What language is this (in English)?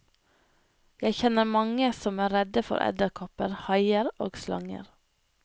Norwegian